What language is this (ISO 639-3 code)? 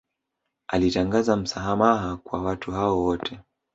swa